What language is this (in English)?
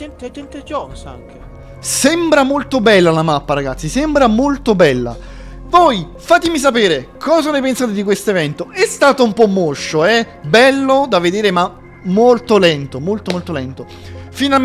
Italian